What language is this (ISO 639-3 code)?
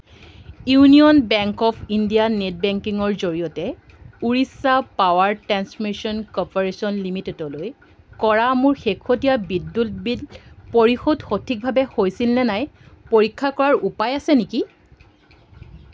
asm